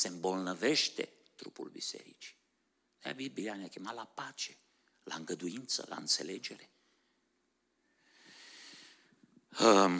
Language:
Romanian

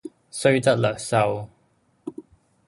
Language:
Cantonese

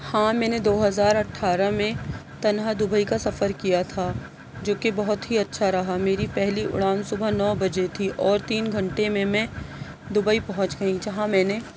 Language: Urdu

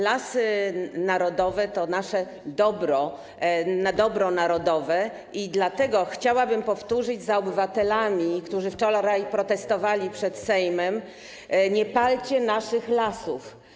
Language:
Polish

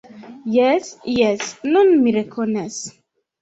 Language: Esperanto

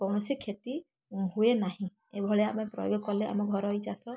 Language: Odia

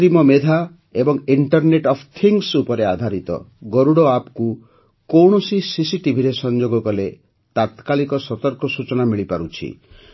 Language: Odia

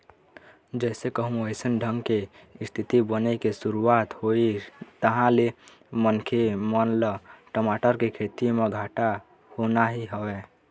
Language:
Chhattisgarhi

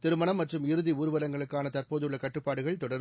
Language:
Tamil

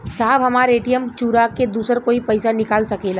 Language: Bhojpuri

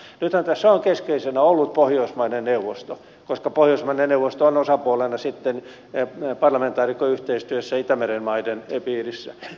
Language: Finnish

